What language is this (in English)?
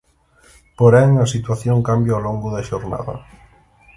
Galician